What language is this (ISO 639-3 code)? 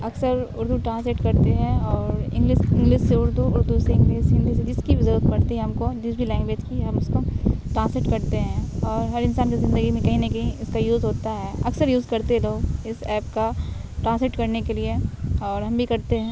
urd